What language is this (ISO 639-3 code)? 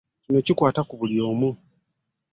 lug